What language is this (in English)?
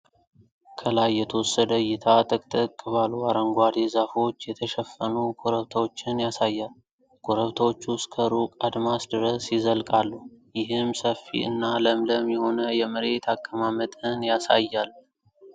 Amharic